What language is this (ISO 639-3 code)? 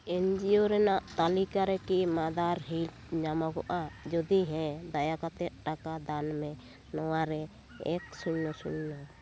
sat